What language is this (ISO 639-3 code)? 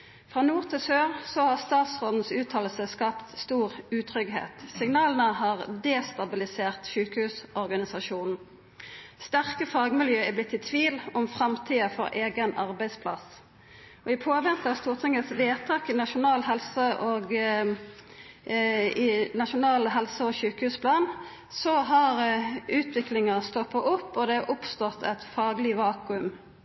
nno